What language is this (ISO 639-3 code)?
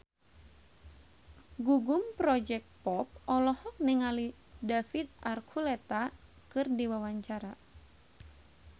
sun